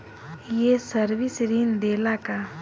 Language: Bhojpuri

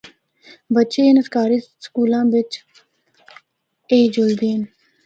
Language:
Northern Hindko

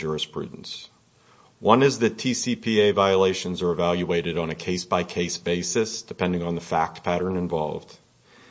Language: English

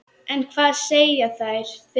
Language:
Icelandic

